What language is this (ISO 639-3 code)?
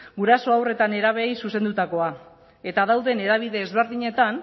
eus